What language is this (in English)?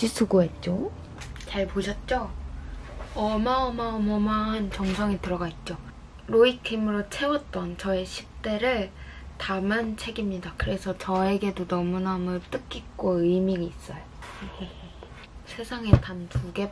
Korean